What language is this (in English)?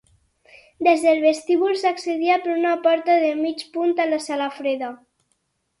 Catalan